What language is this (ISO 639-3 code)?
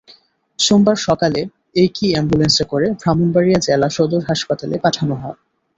ben